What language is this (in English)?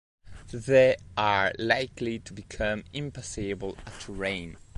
English